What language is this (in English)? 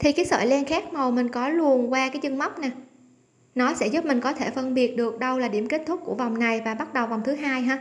Vietnamese